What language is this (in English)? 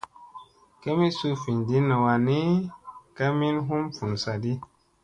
Musey